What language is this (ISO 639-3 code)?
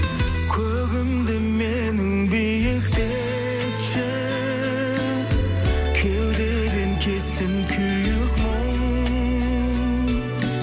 kaz